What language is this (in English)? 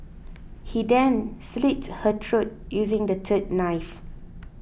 English